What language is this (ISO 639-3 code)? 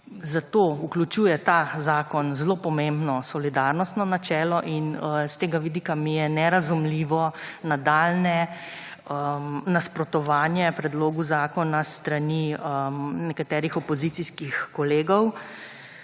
slv